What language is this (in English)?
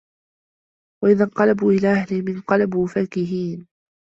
Arabic